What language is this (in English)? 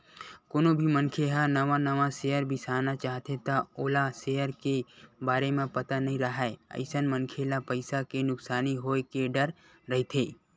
Chhattisgarhi